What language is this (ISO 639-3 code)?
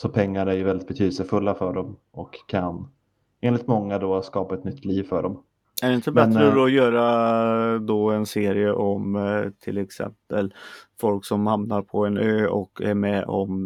swe